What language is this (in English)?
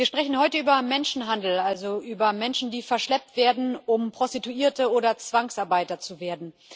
German